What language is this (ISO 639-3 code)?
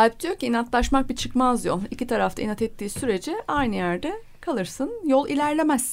tur